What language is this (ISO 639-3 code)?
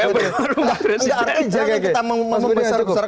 ind